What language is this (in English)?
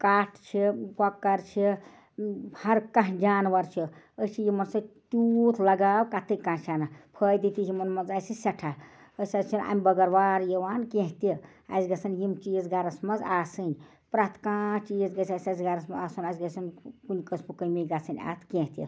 Kashmiri